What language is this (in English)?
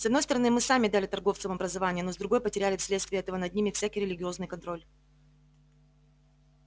Russian